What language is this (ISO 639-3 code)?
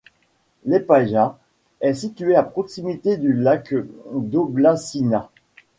fra